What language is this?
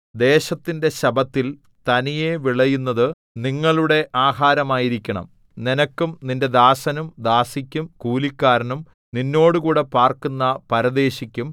Malayalam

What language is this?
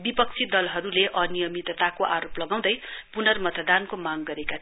Nepali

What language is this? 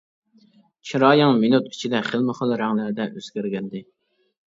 Uyghur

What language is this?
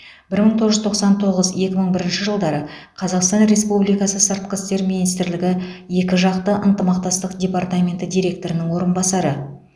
Kazakh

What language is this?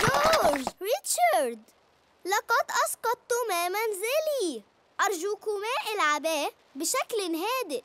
Arabic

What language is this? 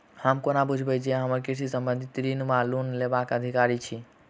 Maithili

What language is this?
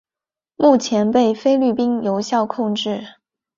Chinese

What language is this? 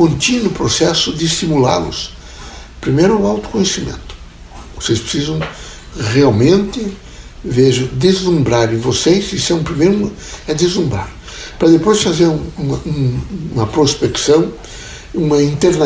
Portuguese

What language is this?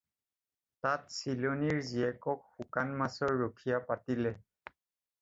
Assamese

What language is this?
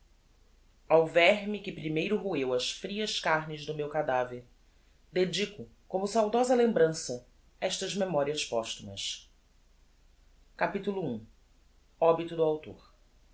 Portuguese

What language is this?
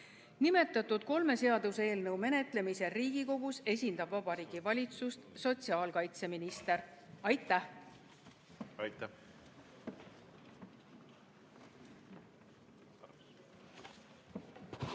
Estonian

